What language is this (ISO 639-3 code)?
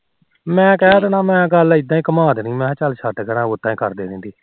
pan